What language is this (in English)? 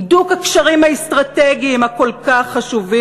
Hebrew